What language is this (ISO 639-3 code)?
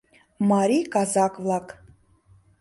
chm